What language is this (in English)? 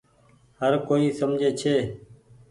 Goaria